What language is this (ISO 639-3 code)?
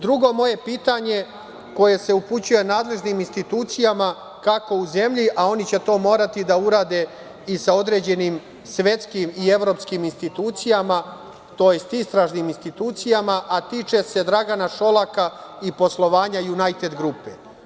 srp